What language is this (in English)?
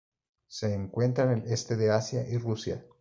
Spanish